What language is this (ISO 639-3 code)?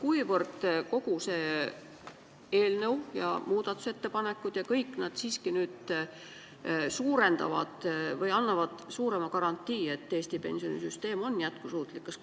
est